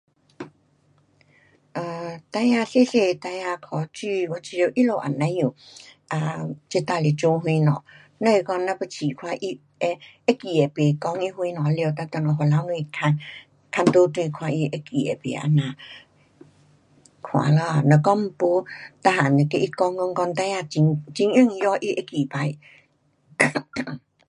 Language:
Pu-Xian Chinese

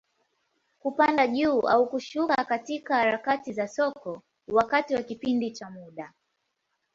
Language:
Swahili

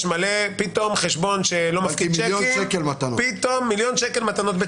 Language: Hebrew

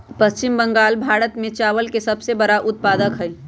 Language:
Magahi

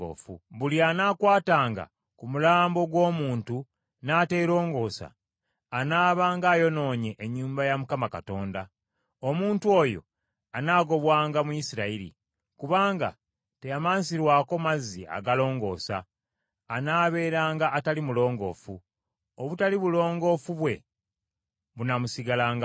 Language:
Ganda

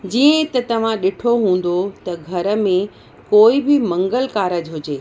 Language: Sindhi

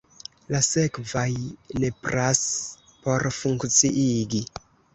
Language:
Esperanto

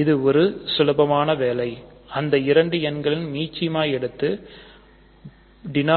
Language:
Tamil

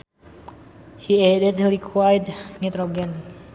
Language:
Sundanese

